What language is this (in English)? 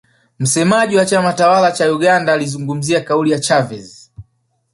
Swahili